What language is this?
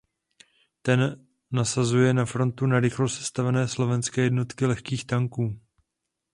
Czech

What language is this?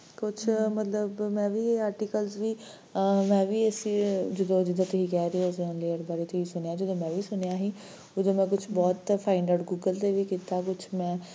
Punjabi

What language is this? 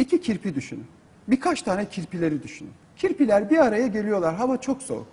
Turkish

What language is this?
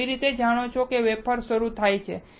Gujarati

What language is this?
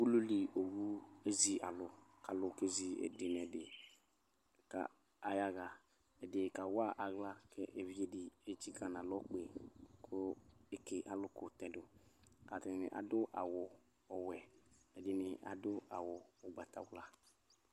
Ikposo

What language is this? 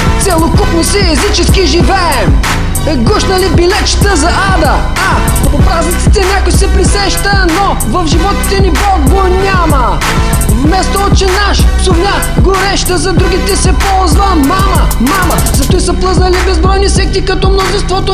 Bulgarian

